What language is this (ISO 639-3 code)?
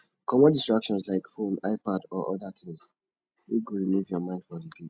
pcm